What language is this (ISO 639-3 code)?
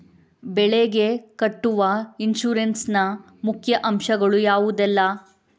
kan